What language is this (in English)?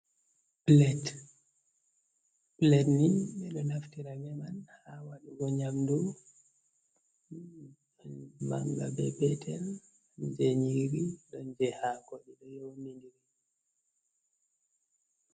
Fula